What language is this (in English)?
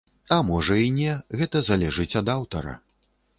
Belarusian